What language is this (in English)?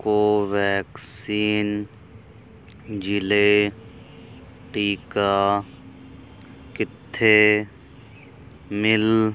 Punjabi